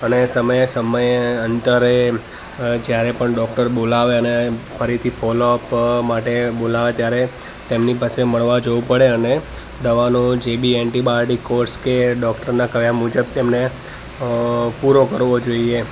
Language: Gujarati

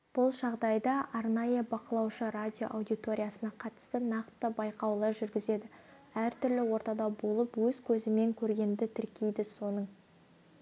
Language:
Kazakh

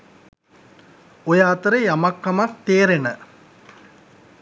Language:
Sinhala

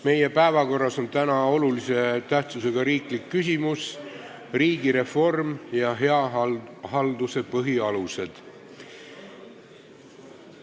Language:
Estonian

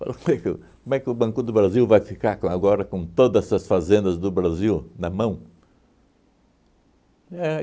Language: Portuguese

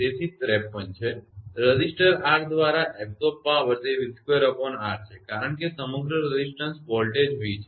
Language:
Gujarati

